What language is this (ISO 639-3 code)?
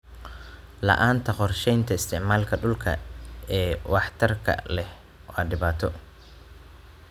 som